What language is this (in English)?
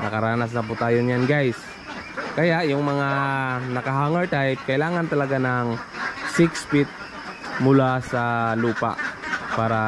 Filipino